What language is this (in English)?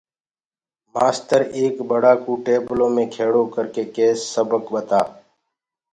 Gurgula